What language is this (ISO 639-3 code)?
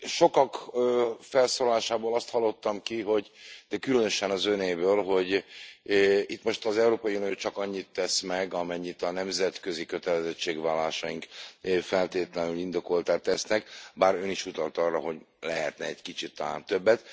hun